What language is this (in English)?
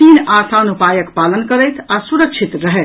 Maithili